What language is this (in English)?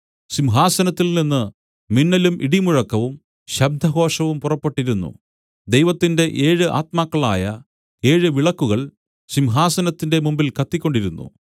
Malayalam